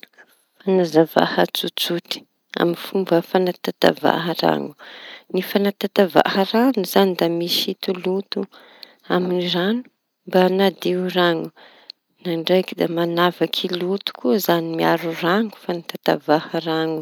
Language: Tanosy Malagasy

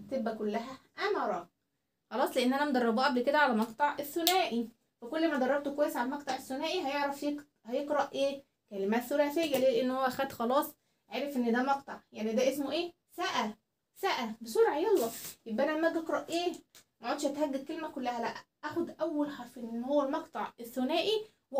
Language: Arabic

